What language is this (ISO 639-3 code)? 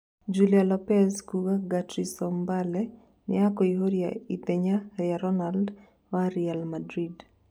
kik